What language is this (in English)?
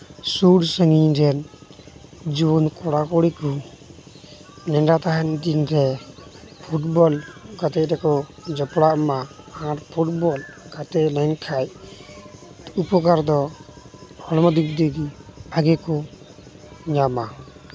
Santali